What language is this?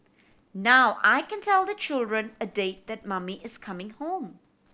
English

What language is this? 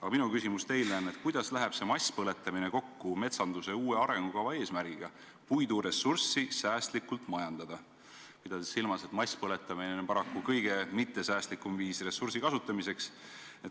Estonian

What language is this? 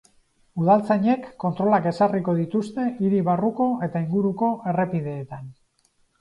Basque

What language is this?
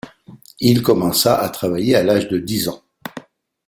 French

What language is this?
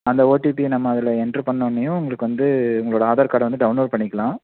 Tamil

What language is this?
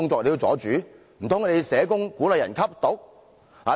Cantonese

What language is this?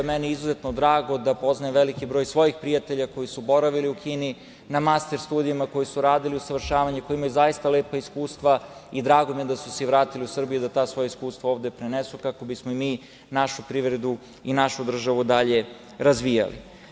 Serbian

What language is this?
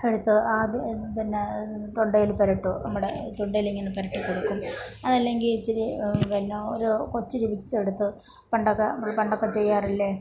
Malayalam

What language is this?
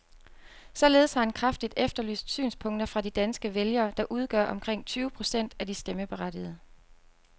Danish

